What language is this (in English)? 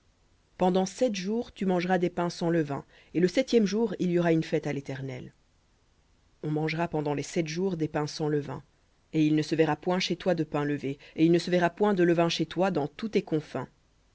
French